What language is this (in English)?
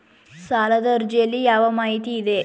Kannada